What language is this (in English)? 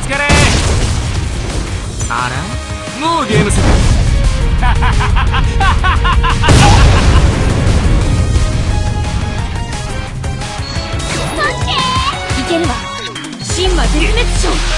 Japanese